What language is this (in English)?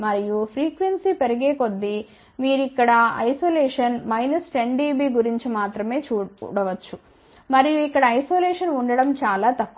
Telugu